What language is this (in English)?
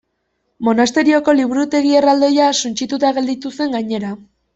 Basque